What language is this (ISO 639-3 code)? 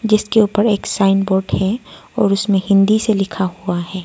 hin